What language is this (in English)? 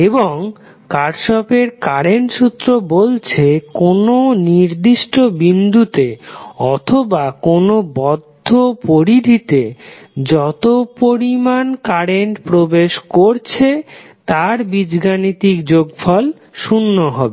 Bangla